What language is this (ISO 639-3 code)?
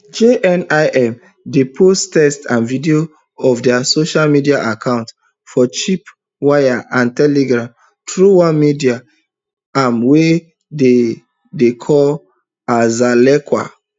pcm